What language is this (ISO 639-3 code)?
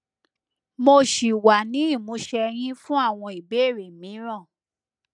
yor